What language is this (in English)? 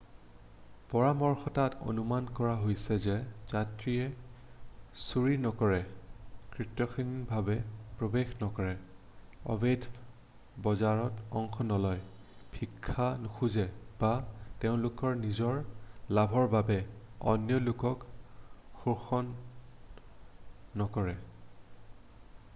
Assamese